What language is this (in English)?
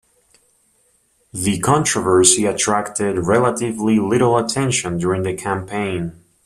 English